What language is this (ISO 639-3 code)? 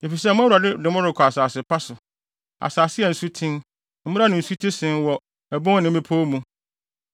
aka